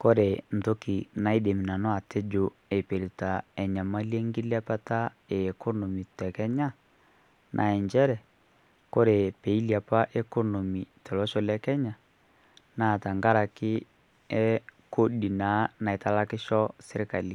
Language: Masai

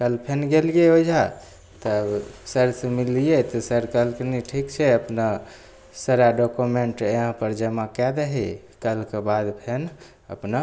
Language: Maithili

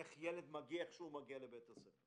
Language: Hebrew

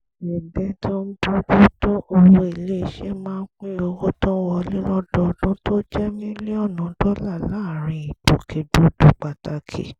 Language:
Yoruba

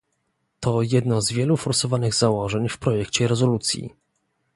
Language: Polish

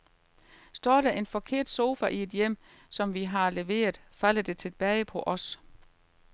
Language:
Danish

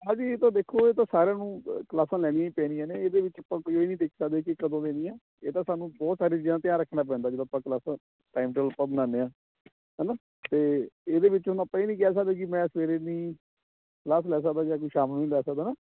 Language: Punjabi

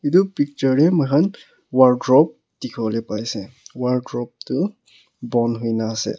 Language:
Naga Pidgin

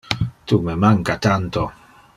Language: Interlingua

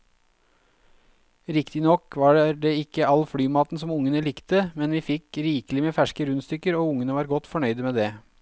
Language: Norwegian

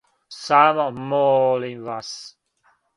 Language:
Serbian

